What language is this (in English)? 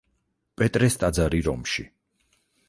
Georgian